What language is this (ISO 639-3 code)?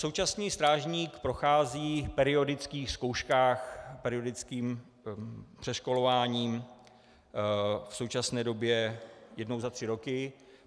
ces